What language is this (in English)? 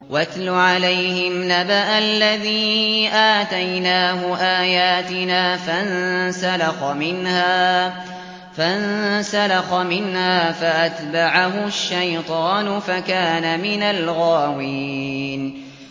Arabic